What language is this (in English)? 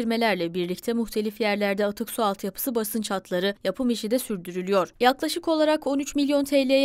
Turkish